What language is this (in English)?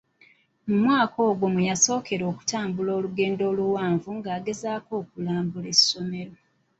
Ganda